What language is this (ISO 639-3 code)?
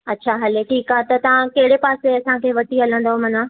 snd